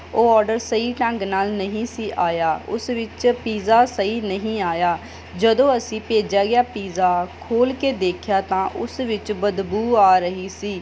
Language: Punjabi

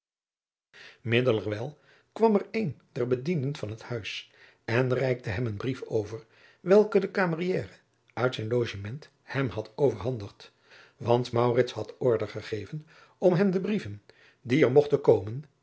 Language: Dutch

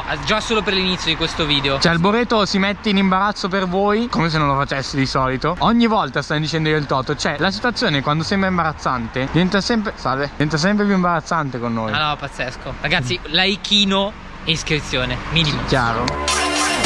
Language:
Italian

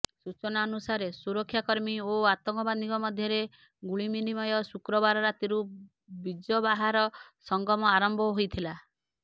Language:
Odia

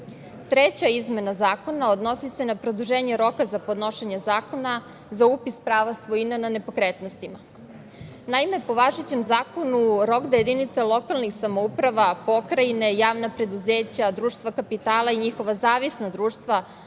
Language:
Serbian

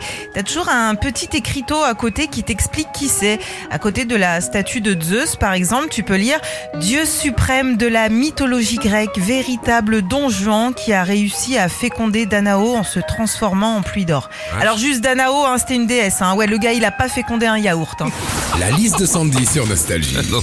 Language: French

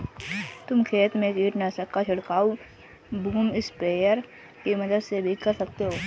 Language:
Hindi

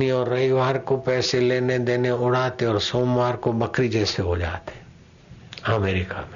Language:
Hindi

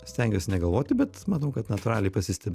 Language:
Lithuanian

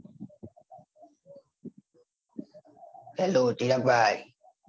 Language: Gujarati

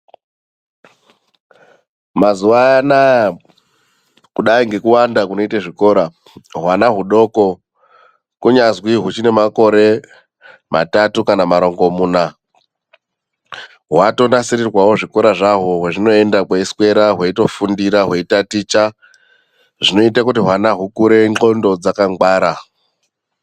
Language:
Ndau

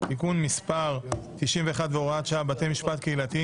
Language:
Hebrew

